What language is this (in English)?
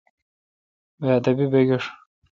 Kalkoti